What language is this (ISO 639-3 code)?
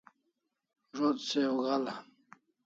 kls